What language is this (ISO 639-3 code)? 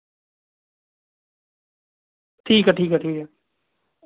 doi